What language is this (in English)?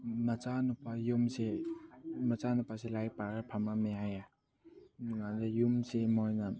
Manipuri